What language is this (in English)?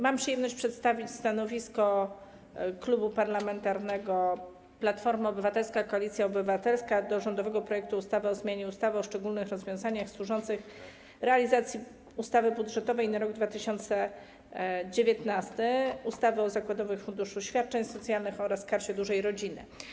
Polish